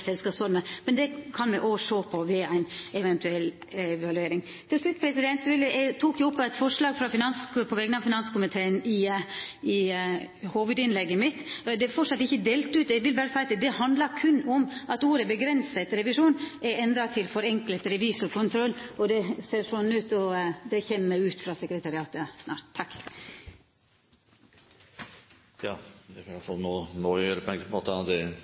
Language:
Norwegian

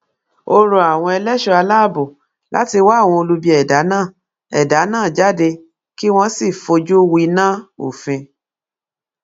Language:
Yoruba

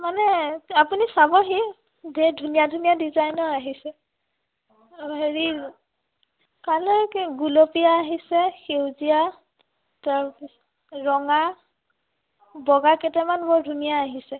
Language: Assamese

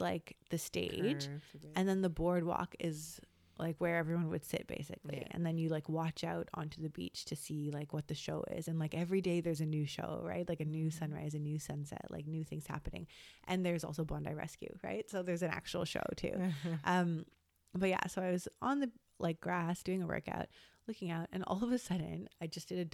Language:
English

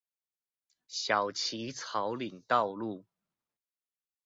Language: Chinese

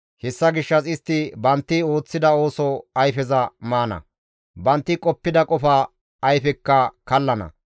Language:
Gamo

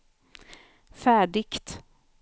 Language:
Swedish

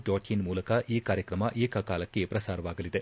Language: Kannada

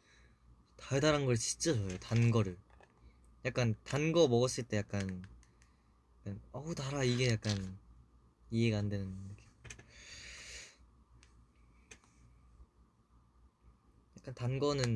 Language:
Korean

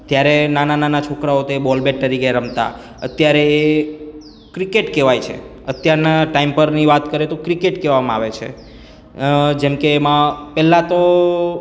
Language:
Gujarati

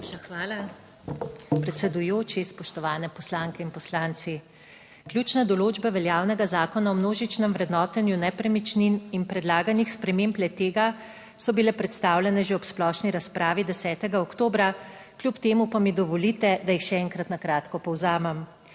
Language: Slovenian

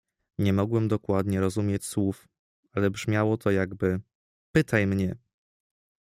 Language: Polish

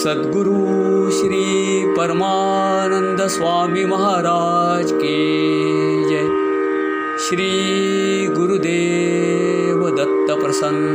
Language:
Marathi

